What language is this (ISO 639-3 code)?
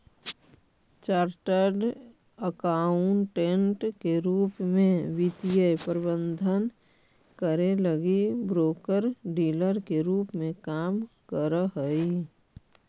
mag